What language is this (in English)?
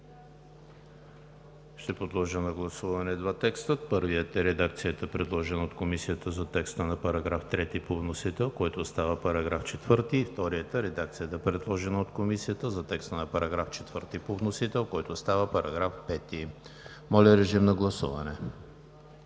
Bulgarian